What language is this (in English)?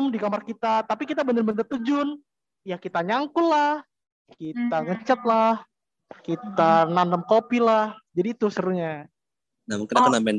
Indonesian